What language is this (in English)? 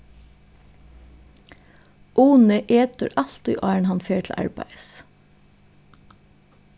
Faroese